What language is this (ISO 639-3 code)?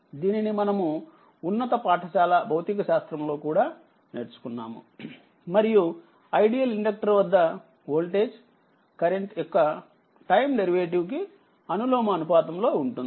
tel